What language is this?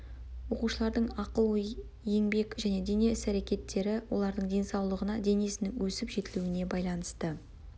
Kazakh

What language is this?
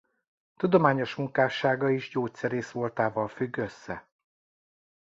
Hungarian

